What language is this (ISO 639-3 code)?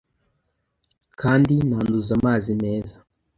kin